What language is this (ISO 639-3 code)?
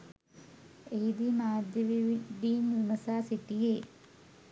sin